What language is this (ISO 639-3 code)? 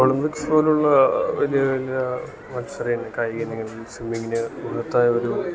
mal